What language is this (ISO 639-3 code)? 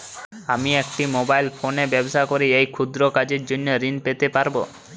ben